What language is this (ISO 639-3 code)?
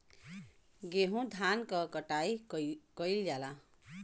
bho